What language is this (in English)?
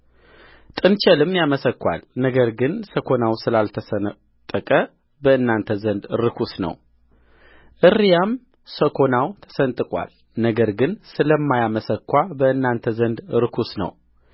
Amharic